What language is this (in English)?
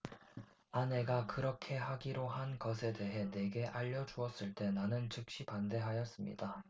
Korean